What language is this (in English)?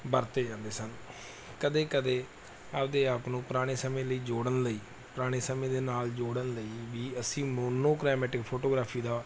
Punjabi